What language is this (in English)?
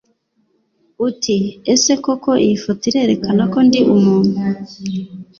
Kinyarwanda